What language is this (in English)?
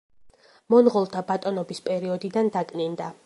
Georgian